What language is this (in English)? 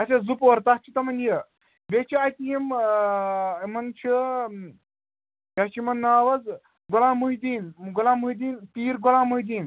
Kashmiri